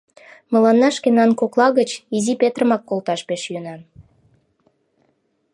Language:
Mari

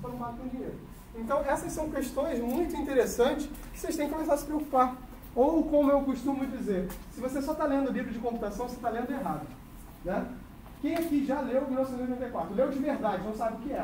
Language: Portuguese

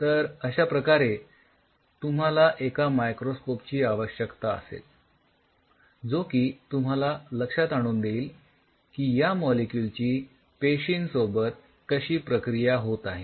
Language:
Marathi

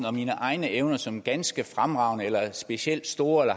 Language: Danish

